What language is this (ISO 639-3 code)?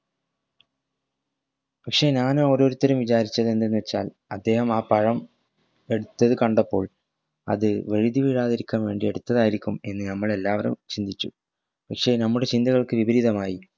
mal